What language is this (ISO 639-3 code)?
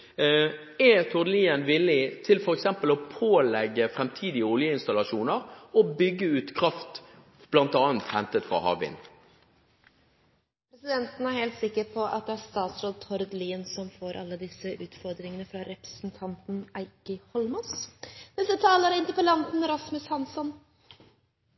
nob